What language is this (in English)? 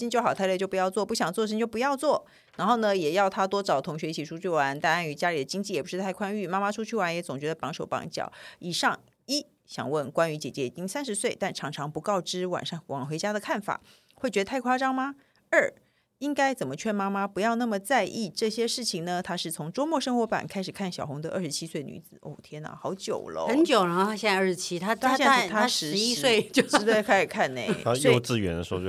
Chinese